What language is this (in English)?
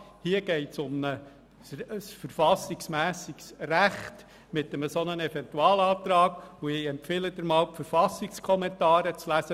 Swiss German